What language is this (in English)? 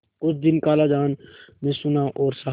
Hindi